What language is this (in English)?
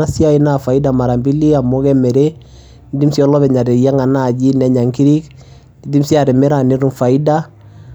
Masai